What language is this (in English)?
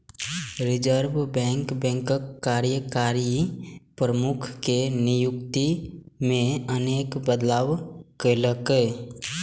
Maithili